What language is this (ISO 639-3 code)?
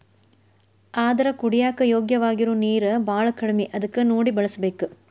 kan